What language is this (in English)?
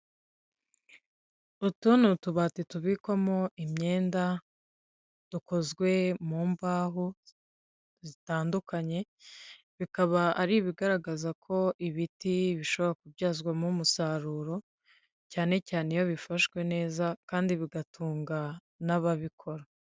Kinyarwanda